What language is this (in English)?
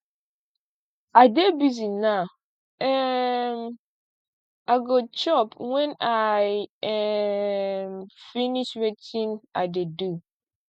Nigerian Pidgin